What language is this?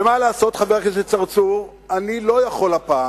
Hebrew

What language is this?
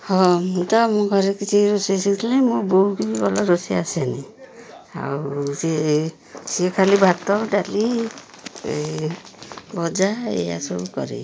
Odia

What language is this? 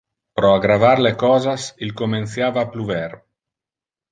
Interlingua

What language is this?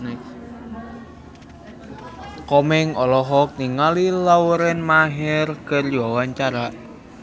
Sundanese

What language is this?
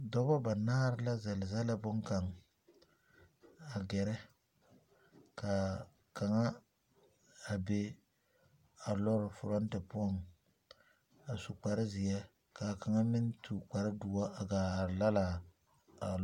Southern Dagaare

